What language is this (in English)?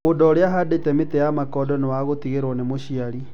Kikuyu